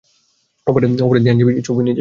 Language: Bangla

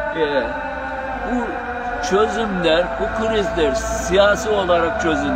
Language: Turkish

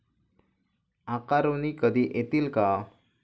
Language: Marathi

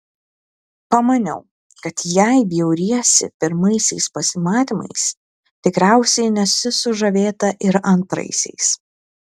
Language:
Lithuanian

